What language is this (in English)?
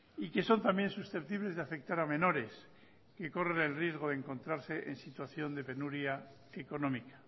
Spanish